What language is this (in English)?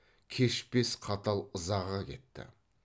Kazakh